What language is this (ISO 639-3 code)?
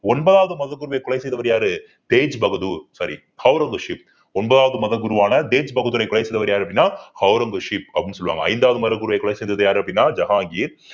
tam